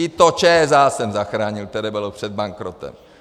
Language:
Czech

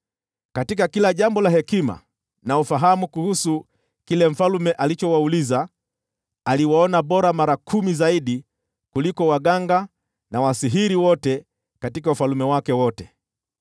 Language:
Swahili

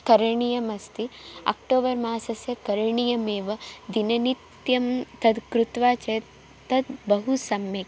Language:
Sanskrit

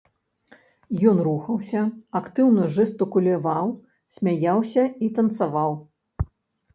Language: Belarusian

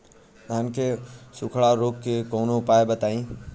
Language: Bhojpuri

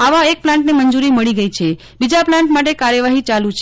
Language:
Gujarati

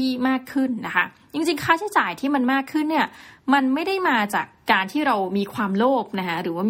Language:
Thai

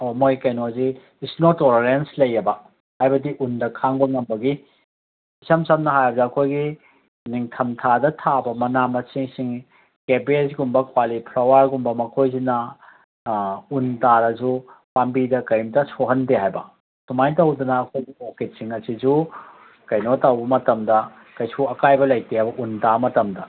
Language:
Manipuri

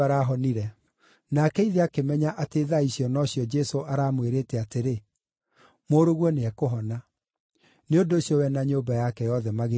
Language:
Kikuyu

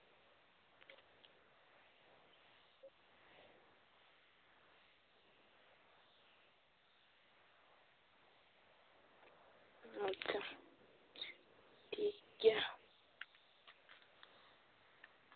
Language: Santali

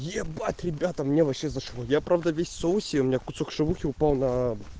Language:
Russian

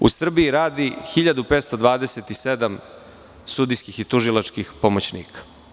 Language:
Serbian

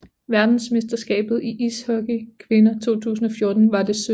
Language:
Danish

